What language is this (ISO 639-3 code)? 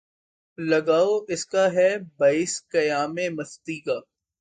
urd